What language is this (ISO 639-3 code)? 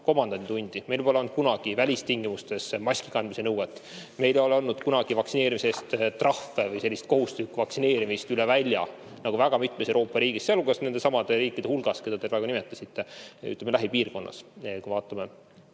est